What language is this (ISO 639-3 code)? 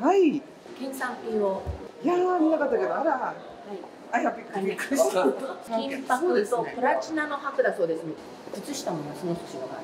jpn